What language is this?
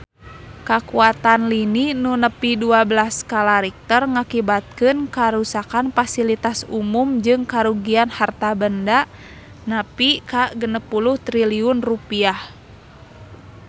Sundanese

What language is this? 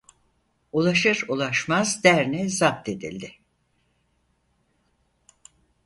Turkish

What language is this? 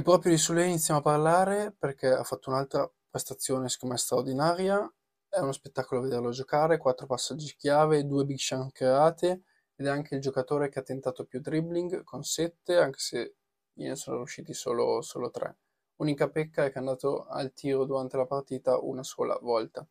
Italian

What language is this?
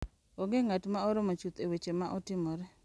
Luo (Kenya and Tanzania)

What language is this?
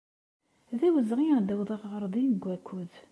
Kabyle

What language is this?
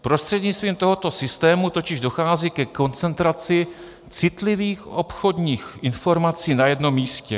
Czech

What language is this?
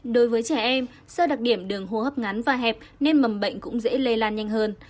Vietnamese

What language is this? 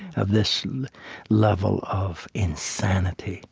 English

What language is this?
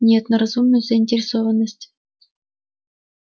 Russian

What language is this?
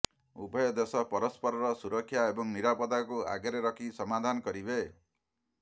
Odia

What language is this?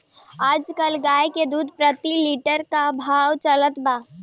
Bhojpuri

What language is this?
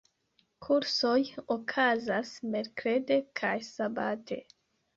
Esperanto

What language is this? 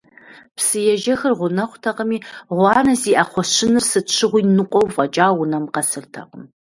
Kabardian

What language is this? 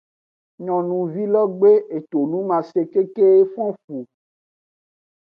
Aja (Benin)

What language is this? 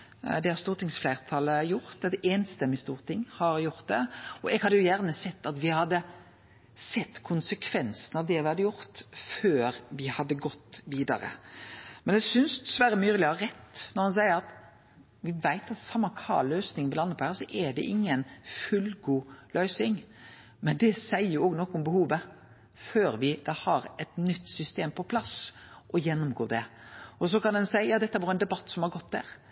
Norwegian Nynorsk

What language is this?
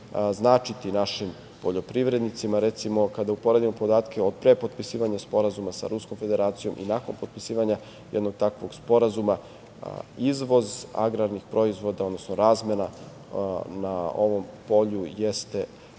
Serbian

